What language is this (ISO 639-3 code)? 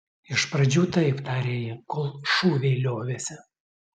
lit